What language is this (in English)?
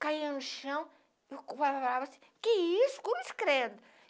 Portuguese